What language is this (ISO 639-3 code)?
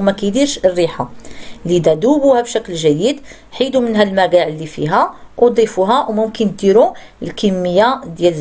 ara